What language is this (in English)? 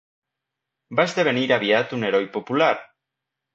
Catalan